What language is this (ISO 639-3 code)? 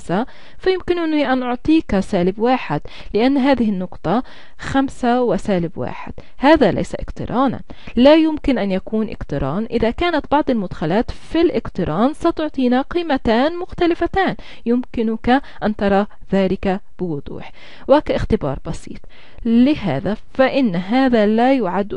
ara